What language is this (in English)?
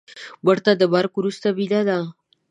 Pashto